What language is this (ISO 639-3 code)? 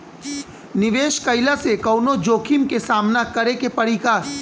bho